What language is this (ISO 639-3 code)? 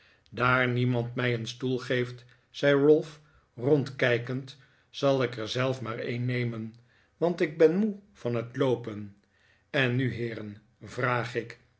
nld